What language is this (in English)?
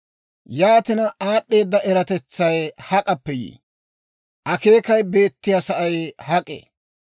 Dawro